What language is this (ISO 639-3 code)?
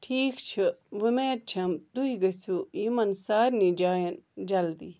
kas